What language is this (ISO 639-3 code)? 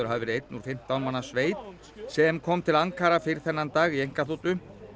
isl